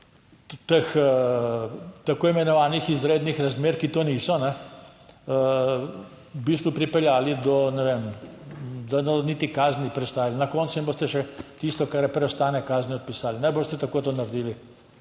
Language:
Slovenian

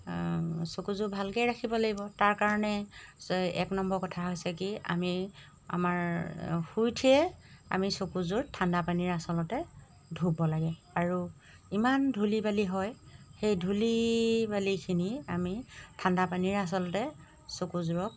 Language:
Assamese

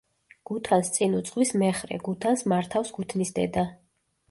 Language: Georgian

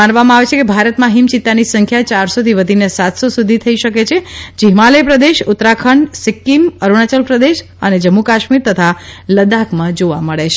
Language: Gujarati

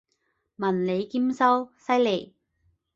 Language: Cantonese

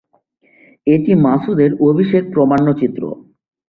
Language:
Bangla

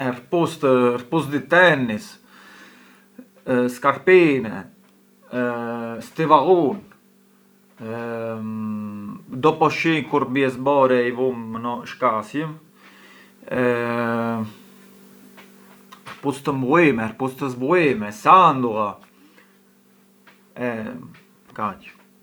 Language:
Arbëreshë Albanian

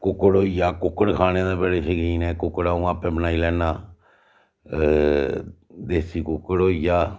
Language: Dogri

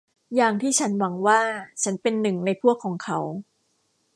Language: Thai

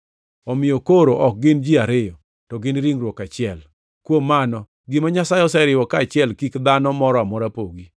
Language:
Luo (Kenya and Tanzania)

